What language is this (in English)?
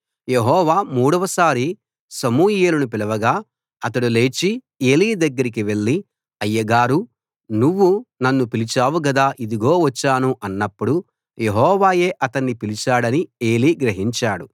Telugu